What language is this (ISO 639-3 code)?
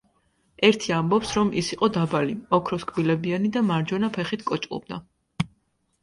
kat